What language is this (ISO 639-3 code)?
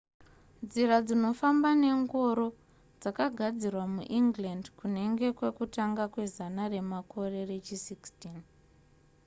sna